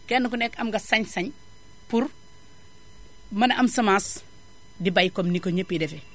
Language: Wolof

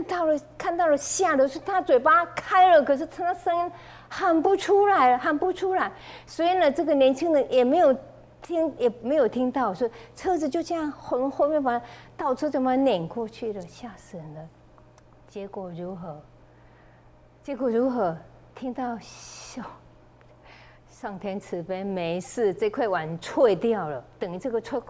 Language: Chinese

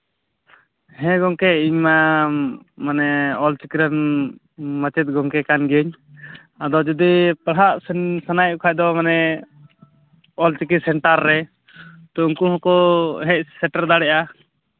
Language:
Santali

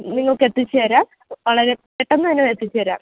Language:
Malayalam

